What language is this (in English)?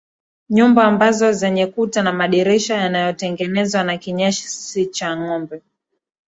Swahili